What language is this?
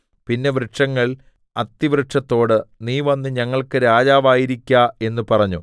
Malayalam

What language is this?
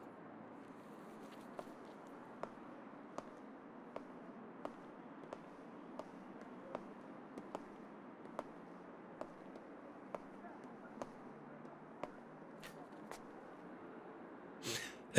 Arabic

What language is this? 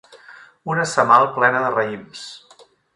Catalan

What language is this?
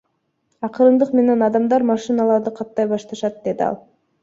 Kyrgyz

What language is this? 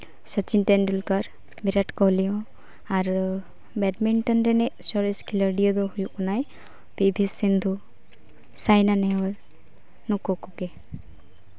Santali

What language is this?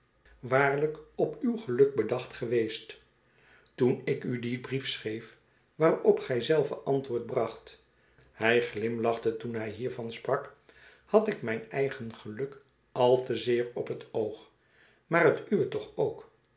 Dutch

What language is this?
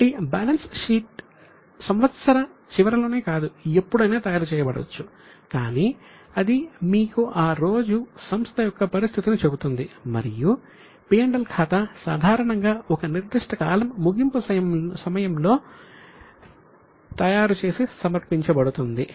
Telugu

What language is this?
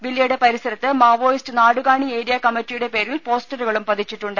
Malayalam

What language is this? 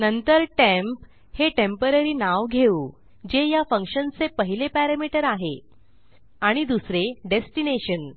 Marathi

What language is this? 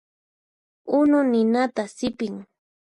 Puno Quechua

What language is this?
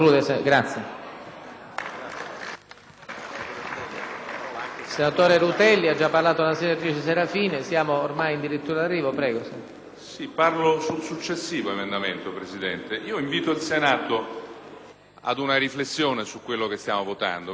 Italian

